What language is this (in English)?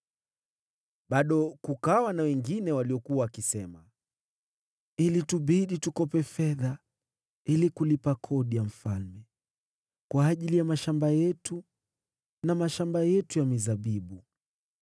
Swahili